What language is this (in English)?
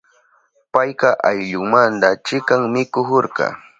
Southern Pastaza Quechua